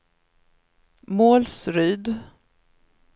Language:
Swedish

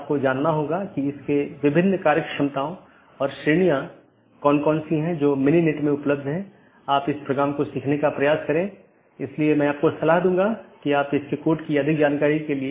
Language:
Hindi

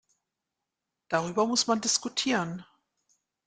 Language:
German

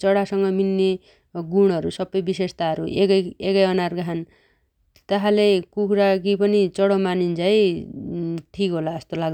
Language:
Dotyali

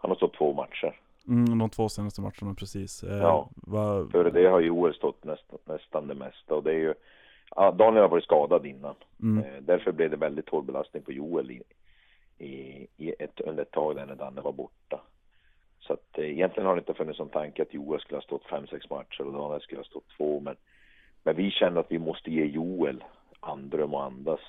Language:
Swedish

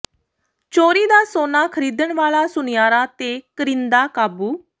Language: Punjabi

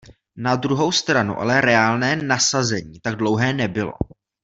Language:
Czech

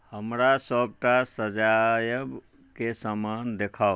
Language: Maithili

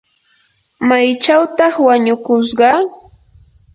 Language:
Yanahuanca Pasco Quechua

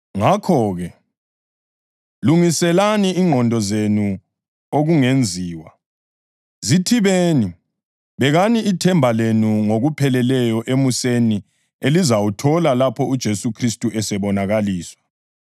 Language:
North Ndebele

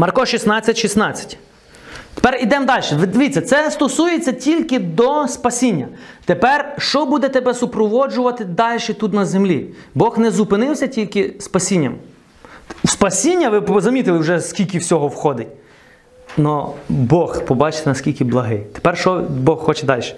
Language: Ukrainian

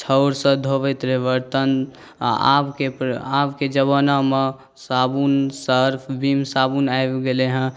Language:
Maithili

